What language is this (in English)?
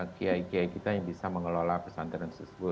Indonesian